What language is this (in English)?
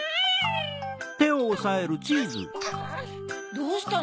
Japanese